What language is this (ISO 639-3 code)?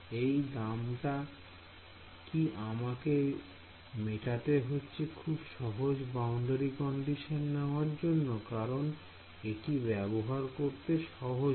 ben